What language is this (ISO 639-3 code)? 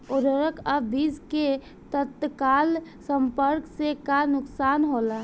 bho